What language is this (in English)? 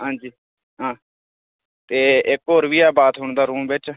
Dogri